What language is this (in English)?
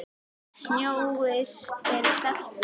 Icelandic